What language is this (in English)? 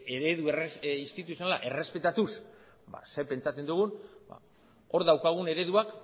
Basque